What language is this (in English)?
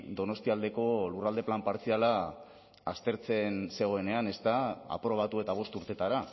Basque